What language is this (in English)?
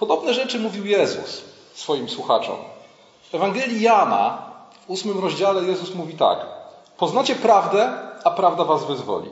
Polish